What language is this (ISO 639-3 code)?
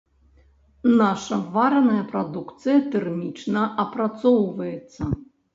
bel